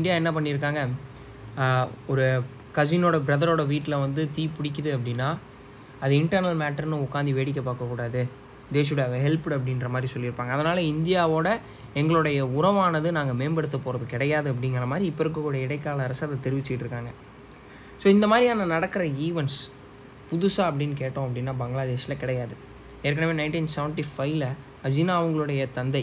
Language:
Korean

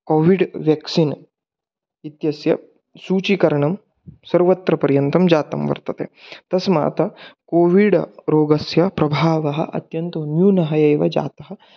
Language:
Sanskrit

